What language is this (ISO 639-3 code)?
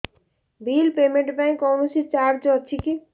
ori